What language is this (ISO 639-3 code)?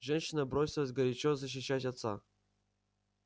rus